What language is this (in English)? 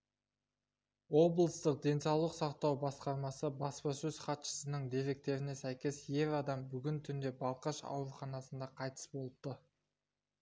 Kazakh